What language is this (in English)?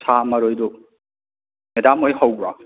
Manipuri